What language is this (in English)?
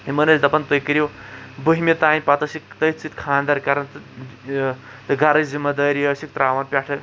Kashmiri